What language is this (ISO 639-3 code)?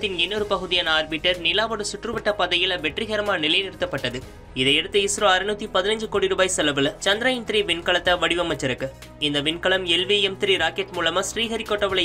ara